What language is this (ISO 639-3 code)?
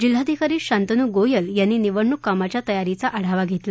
mar